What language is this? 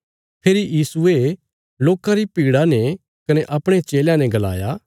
Bilaspuri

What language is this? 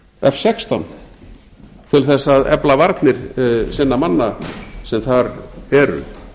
Icelandic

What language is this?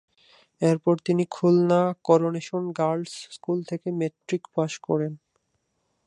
Bangla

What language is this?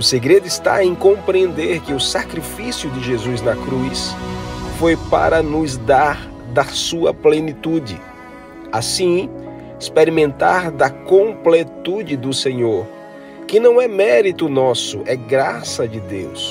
Portuguese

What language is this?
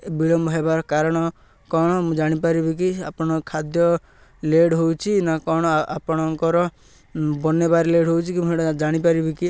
Odia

